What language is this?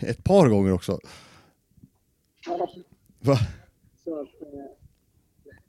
Swedish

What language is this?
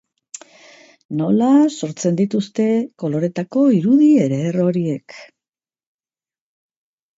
Basque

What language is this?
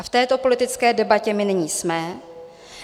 Czech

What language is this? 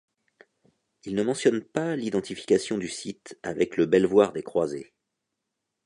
French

